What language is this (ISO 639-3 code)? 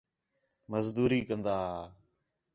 xhe